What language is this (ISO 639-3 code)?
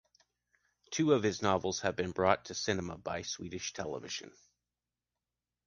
eng